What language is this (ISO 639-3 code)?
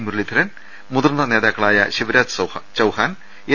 mal